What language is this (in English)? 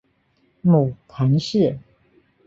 Chinese